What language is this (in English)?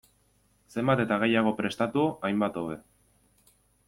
Basque